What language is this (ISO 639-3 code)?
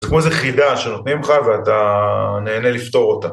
heb